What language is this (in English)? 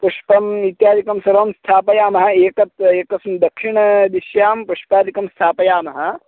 Sanskrit